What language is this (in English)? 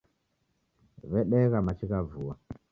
Taita